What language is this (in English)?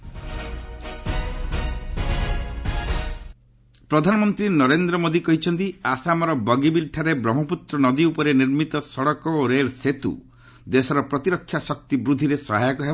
Odia